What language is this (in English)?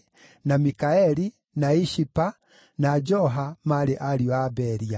Kikuyu